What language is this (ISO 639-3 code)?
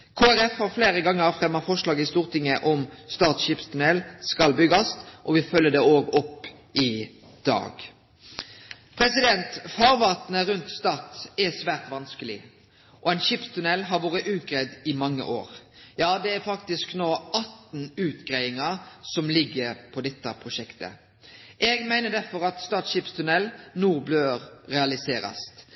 nno